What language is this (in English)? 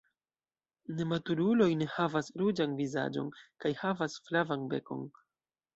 Esperanto